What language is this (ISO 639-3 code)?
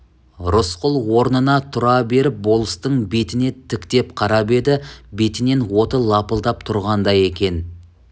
kaz